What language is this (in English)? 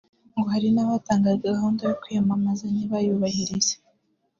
Kinyarwanda